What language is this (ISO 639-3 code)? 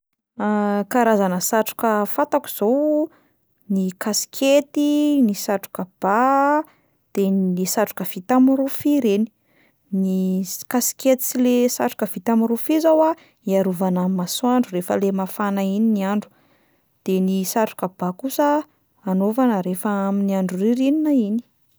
mlg